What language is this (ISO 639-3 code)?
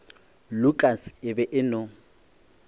nso